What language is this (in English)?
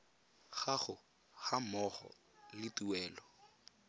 Tswana